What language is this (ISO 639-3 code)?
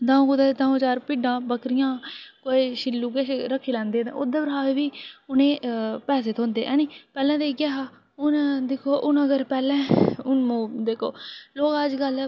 doi